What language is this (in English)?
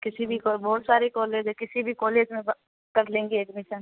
Urdu